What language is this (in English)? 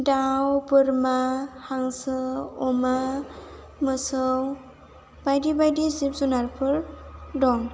Bodo